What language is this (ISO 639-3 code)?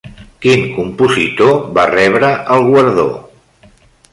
cat